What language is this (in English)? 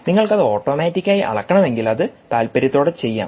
Malayalam